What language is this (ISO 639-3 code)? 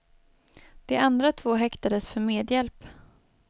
swe